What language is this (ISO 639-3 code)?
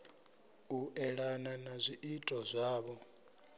ven